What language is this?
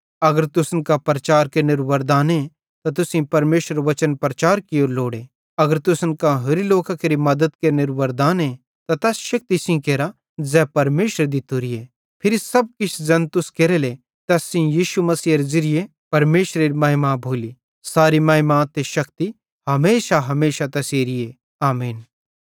Bhadrawahi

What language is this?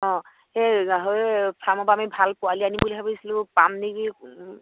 Assamese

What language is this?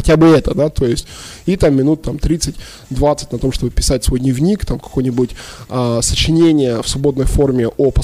Russian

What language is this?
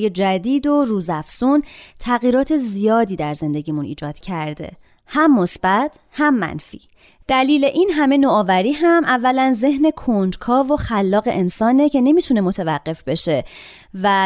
Persian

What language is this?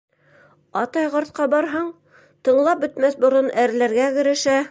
Bashkir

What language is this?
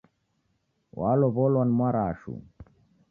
Taita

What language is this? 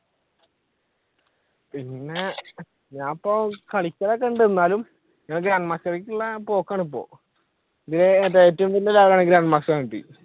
Malayalam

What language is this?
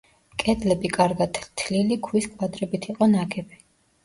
Georgian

